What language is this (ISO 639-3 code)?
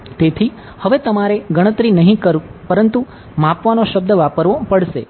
guj